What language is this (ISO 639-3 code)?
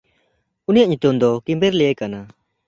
sat